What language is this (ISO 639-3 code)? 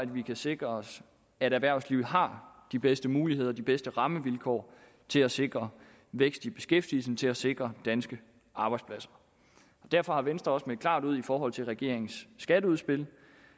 dan